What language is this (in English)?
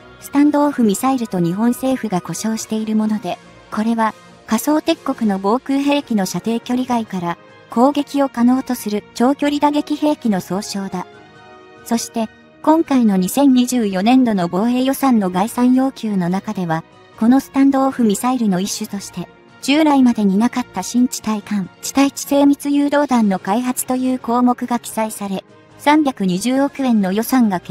Japanese